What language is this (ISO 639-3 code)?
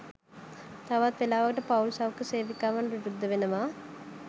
sin